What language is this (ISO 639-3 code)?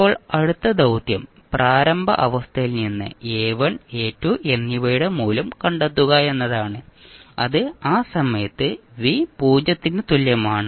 mal